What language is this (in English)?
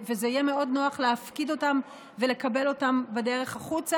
Hebrew